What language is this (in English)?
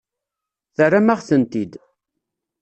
Kabyle